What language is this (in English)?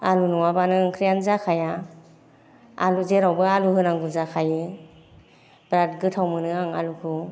Bodo